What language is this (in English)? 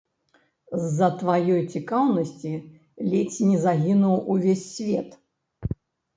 Belarusian